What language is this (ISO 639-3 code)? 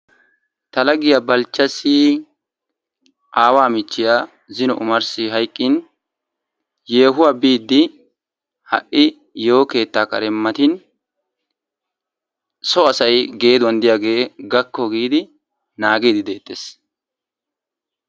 wal